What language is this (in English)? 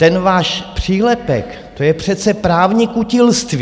Czech